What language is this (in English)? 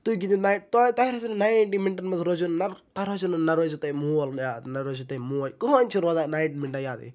Kashmiri